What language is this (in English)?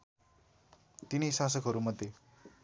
Nepali